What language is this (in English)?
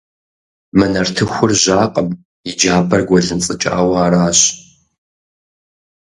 Kabardian